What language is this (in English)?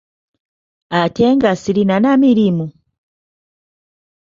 Ganda